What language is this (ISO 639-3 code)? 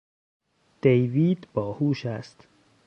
fas